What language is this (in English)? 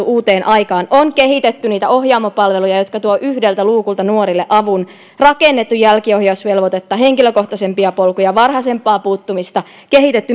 Finnish